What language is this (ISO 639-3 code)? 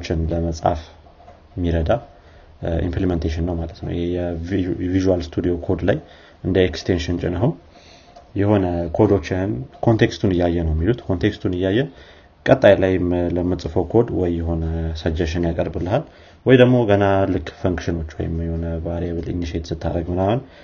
amh